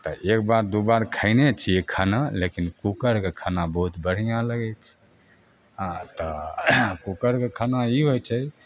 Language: Maithili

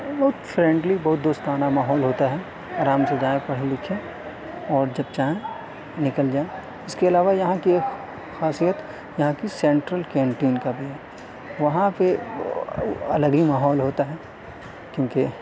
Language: Urdu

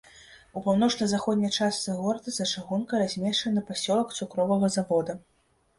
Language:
Belarusian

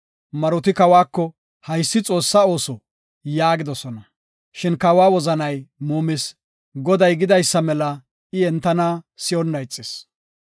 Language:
Gofa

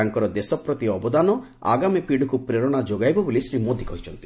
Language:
Odia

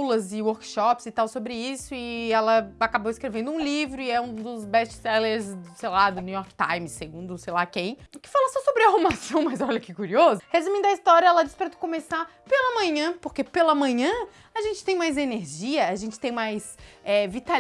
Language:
Portuguese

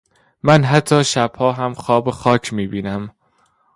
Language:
Persian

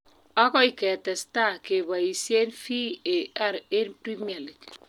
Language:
Kalenjin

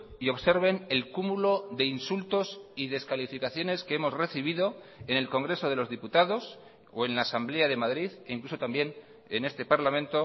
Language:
Spanish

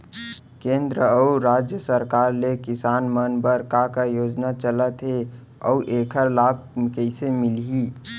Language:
Chhattisgarhi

